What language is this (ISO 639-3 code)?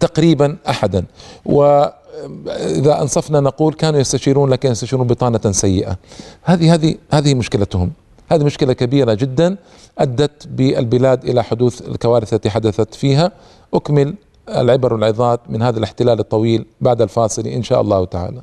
ara